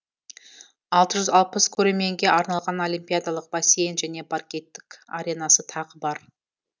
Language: Kazakh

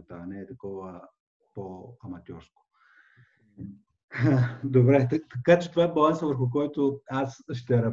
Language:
Bulgarian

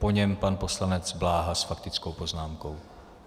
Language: Czech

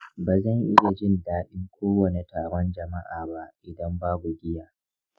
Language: Hausa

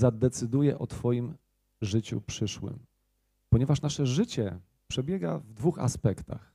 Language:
Polish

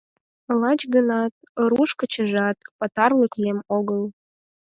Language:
Mari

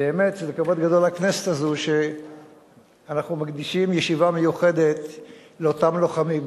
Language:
Hebrew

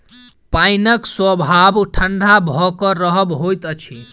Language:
Maithili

